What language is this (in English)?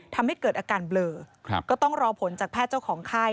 Thai